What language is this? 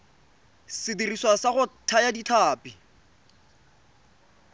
Tswana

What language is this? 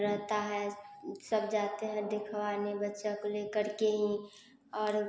Hindi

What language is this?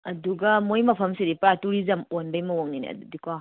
Manipuri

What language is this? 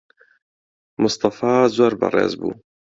Central Kurdish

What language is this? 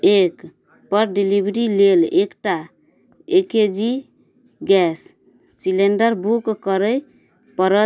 Maithili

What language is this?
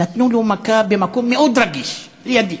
Hebrew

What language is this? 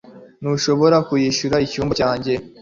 Kinyarwanda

